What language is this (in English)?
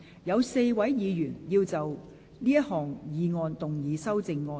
Cantonese